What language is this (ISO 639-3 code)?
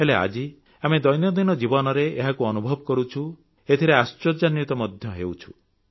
ori